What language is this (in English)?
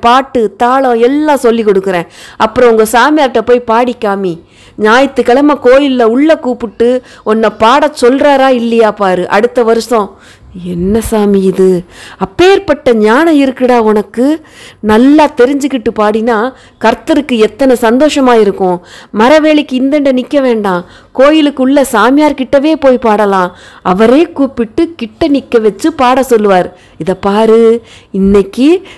Romanian